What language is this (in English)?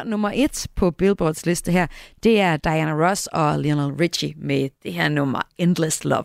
Danish